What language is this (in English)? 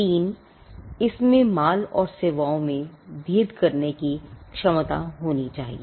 Hindi